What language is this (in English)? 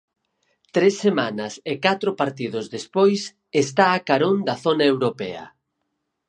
Galician